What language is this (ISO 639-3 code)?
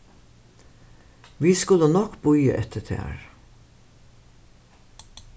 fao